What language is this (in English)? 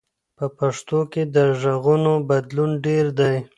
Pashto